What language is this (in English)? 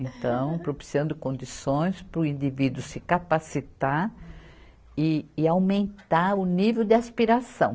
Portuguese